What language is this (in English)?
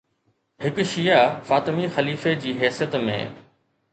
Sindhi